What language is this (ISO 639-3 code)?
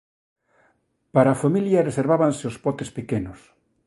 glg